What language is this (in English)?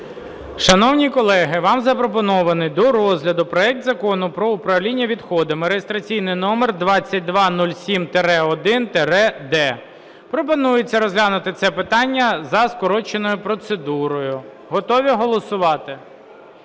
Ukrainian